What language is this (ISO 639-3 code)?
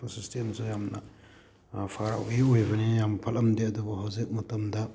mni